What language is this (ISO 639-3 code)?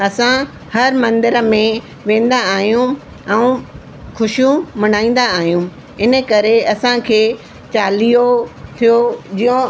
snd